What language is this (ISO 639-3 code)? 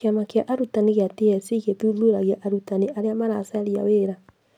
kik